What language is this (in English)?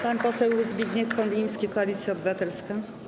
Polish